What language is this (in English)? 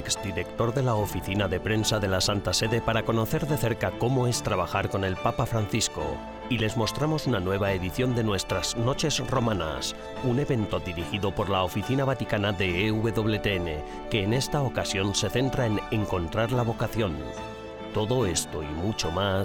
Spanish